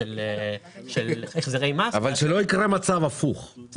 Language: Hebrew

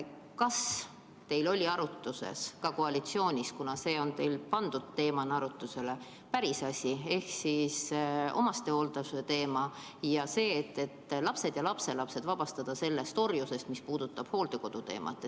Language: Estonian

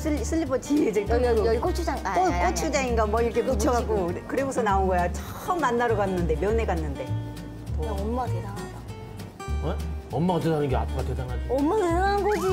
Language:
Korean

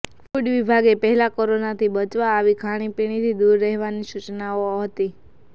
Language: Gujarati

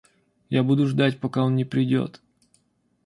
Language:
Russian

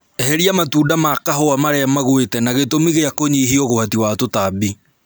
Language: Kikuyu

